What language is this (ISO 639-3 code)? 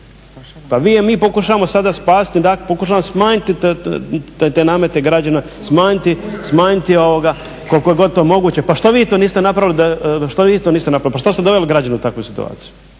hrv